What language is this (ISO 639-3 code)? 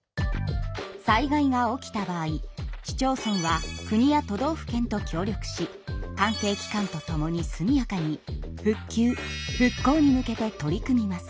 jpn